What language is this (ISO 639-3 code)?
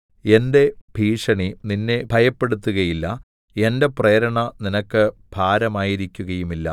mal